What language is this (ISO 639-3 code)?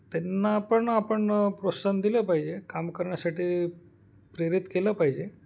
mar